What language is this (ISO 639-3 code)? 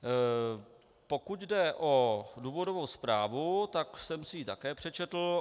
ces